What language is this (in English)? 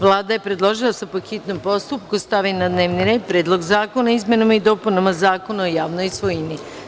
Serbian